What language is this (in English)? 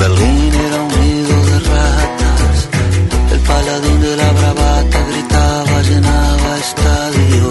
Spanish